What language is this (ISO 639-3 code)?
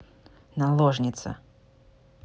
rus